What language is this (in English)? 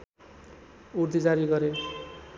Nepali